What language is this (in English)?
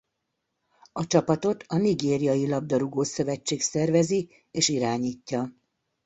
Hungarian